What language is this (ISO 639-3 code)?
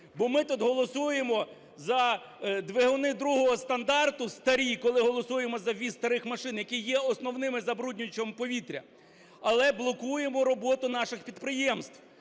ukr